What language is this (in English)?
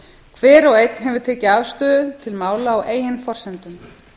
Icelandic